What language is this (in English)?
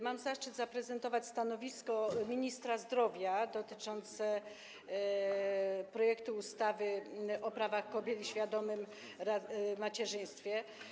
Polish